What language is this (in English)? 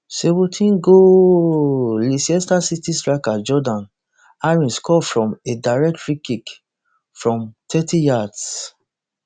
Nigerian Pidgin